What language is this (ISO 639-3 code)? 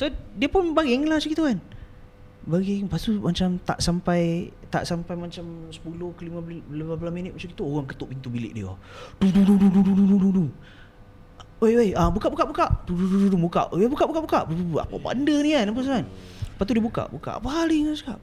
msa